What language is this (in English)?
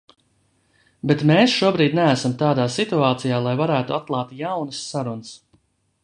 Latvian